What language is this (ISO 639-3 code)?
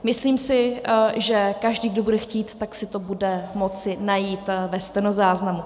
ces